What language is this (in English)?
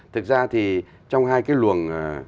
Vietnamese